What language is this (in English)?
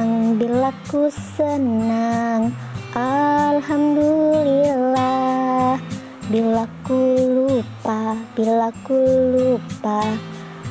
Indonesian